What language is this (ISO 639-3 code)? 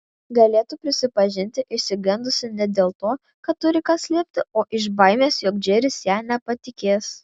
lit